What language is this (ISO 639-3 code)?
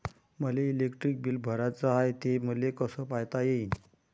mar